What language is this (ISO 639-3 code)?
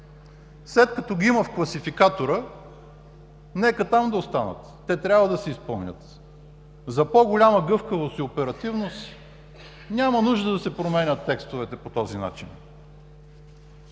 bul